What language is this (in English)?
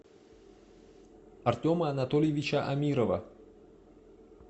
Russian